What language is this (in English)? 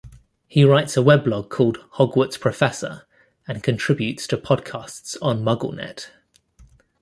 English